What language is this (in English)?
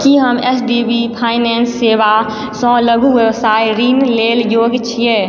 Maithili